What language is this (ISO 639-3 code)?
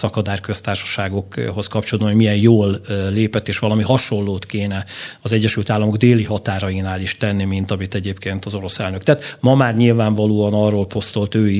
hun